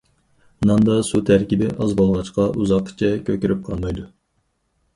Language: Uyghur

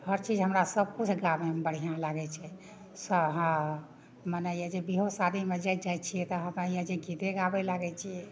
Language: Maithili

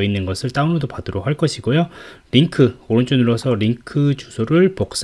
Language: Korean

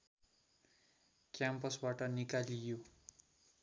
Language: Nepali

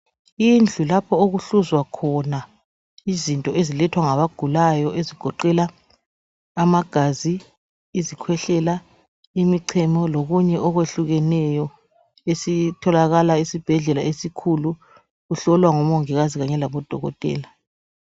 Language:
North Ndebele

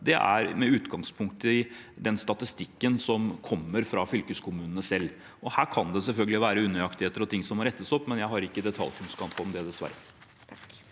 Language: Norwegian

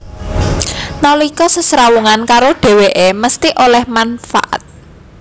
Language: Javanese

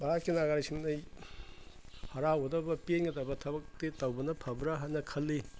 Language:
Manipuri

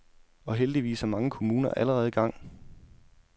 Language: Danish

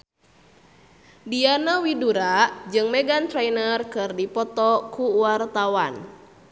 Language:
Sundanese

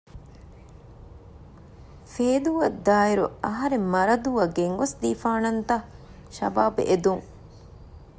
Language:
Divehi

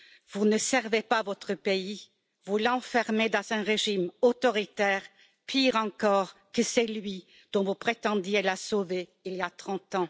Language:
French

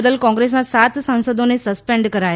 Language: Gujarati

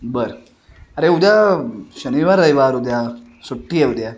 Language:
Marathi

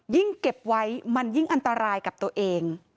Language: Thai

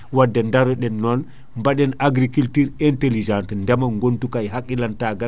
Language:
Fula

